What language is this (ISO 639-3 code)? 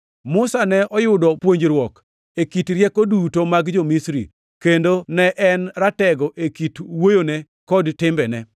luo